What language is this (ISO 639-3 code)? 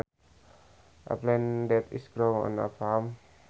sun